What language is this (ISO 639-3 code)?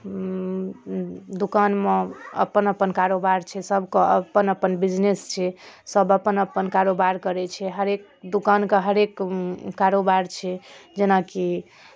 mai